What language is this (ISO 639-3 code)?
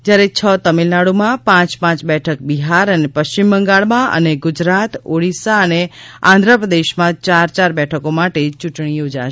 guj